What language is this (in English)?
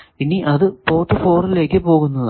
Malayalam